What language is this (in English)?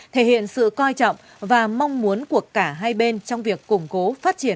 Vietnamese